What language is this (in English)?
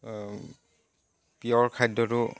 Assamese